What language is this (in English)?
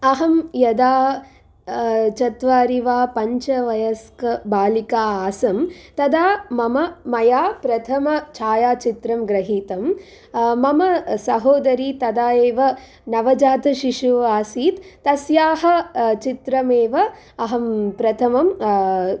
Sanskrit